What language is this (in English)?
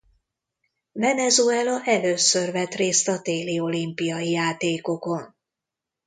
Hungarian